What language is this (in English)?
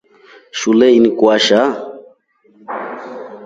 Rombo